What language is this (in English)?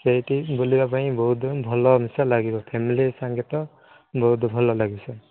Odia